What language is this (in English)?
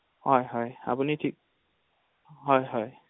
Assamese